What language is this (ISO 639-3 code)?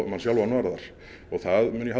isl